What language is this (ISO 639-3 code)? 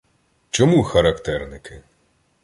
ukr